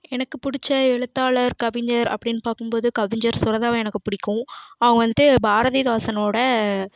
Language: Tamil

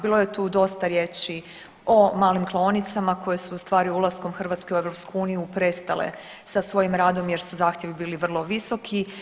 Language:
Croatian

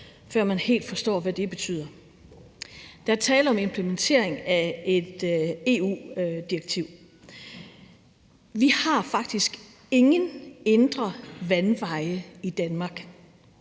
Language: Danish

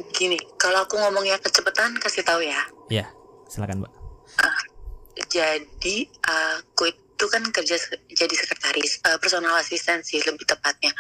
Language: Indonesian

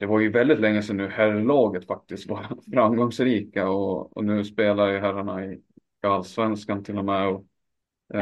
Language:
Swedish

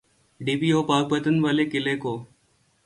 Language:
Urdu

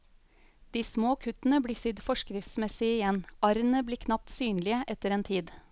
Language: Norwegian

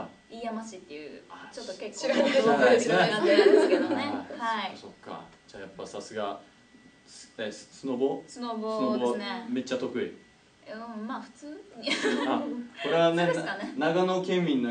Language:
Japanese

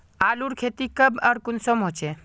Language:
Magahi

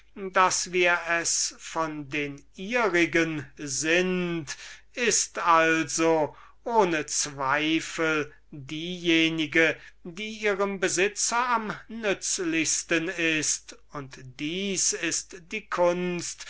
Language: German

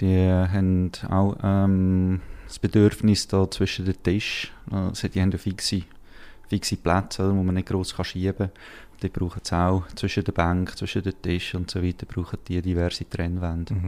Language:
German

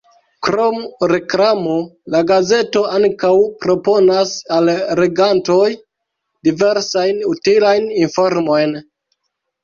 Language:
Esperanto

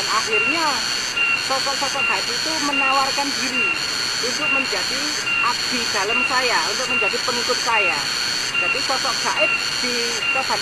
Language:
Indonesian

